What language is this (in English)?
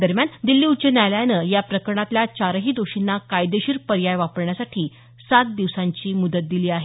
Marathi